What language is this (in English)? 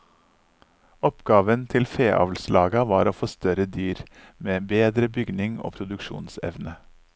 Norwegian